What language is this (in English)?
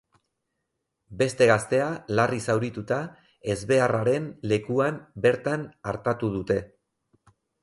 Basque